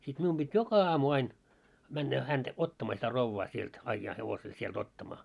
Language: Finnish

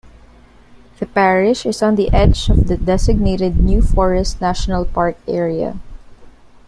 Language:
English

